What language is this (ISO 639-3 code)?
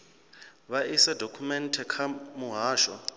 ven